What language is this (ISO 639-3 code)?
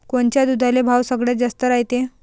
mar